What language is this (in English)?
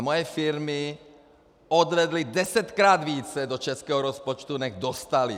Czech